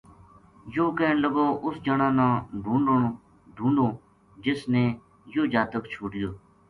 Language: Gujari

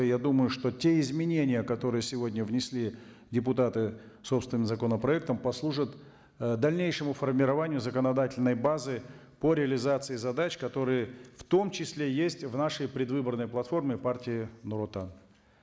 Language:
Kazakh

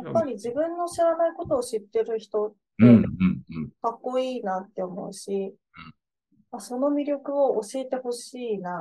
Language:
Japanese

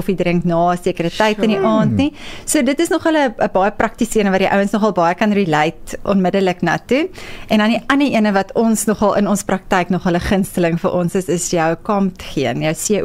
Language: Dutch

